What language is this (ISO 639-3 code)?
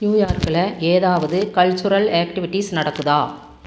tam